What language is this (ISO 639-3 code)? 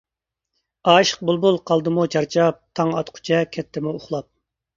uig